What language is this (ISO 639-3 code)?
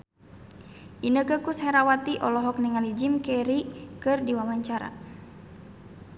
sun